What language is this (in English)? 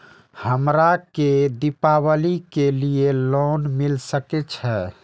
Maithili